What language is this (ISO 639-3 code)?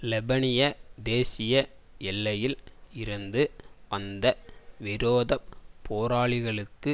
tam